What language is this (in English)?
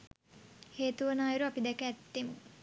Sinhala